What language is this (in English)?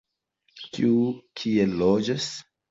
Esperanto